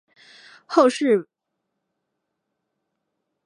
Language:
Chinese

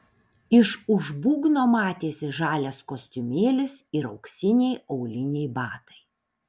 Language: Lithuanian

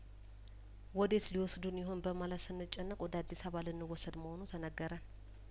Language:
Amharic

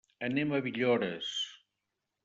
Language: Catalan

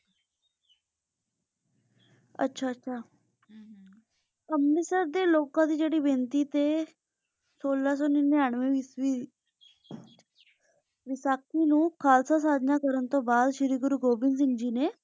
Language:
Punjabi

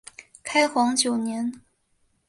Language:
Chinese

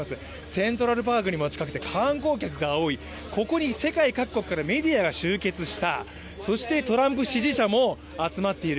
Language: Japanese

